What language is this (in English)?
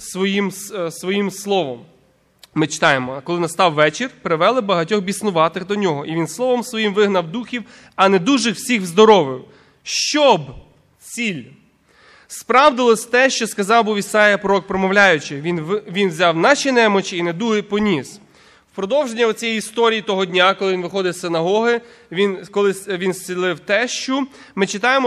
Ukrainian